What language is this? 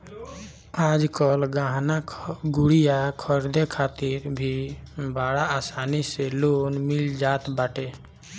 Bhojpuri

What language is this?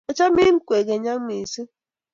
Kalenjin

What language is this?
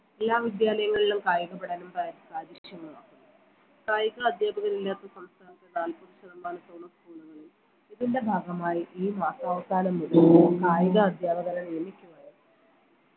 Malayalam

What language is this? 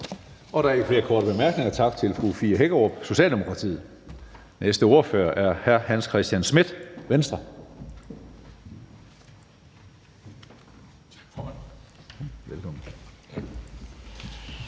Danish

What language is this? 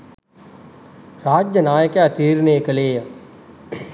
Sinhala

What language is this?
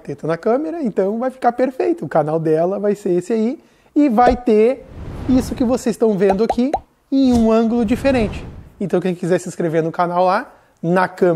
Portuguese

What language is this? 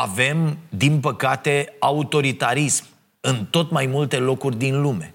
Romanian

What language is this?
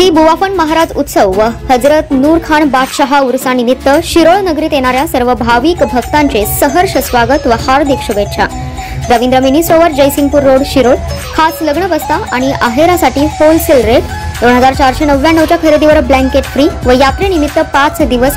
Indonesian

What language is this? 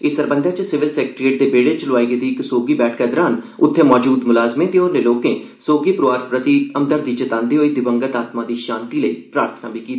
Dogri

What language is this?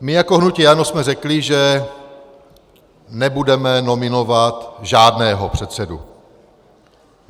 Czech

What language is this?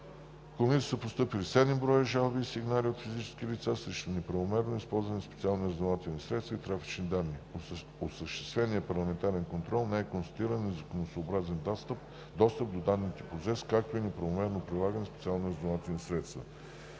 Bulgarian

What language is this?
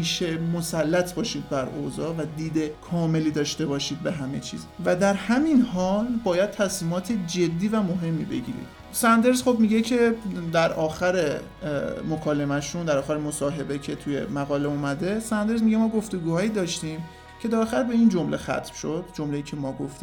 Persian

